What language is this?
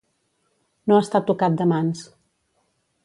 Catalan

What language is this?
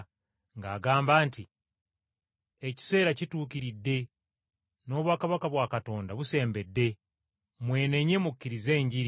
Ganda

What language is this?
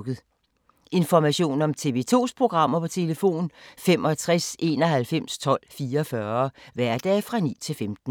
Danish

